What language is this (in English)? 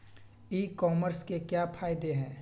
Magahi